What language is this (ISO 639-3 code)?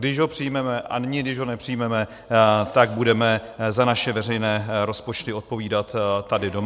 ces